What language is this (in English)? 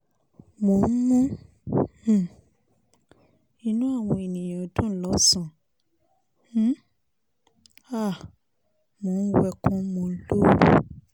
Yoruba